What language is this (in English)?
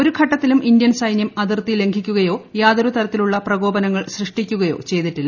Malayalam